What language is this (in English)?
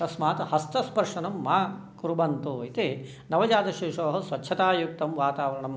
Sanskrit